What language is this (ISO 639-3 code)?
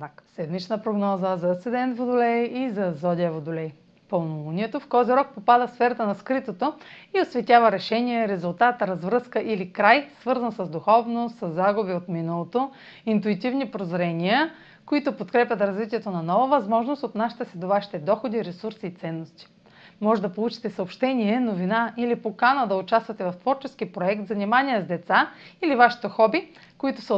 bul